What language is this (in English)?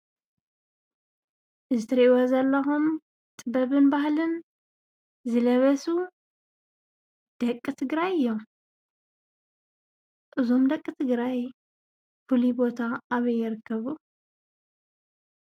Tigrinya